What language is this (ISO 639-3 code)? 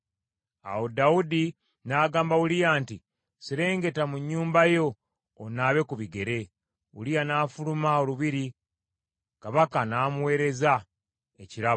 lug